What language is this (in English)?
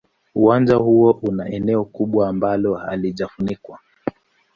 Swahili